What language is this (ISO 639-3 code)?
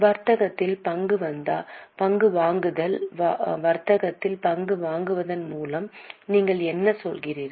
tam